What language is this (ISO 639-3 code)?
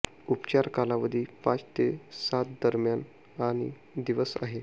mar